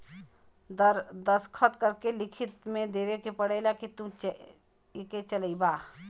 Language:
Bhojpuri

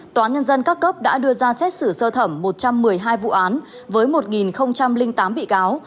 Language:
Vietnamese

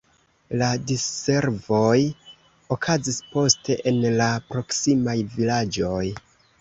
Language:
Esperanto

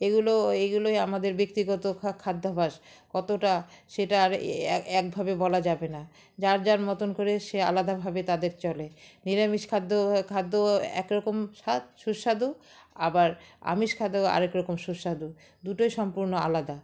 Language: Bangla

